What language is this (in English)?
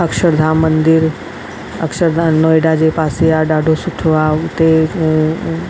Sindhi